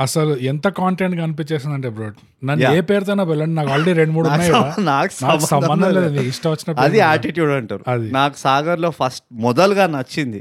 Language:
Telugu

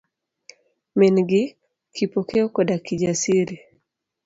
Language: Luo (Kenya and Tanzania)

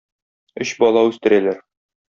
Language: Tatar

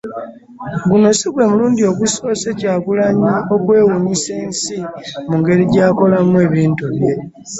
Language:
Ganda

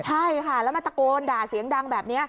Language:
Thai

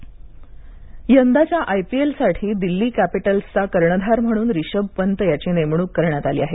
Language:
Marathi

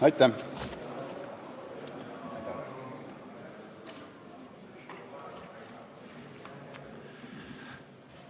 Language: Estonian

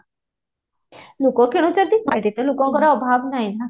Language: Odia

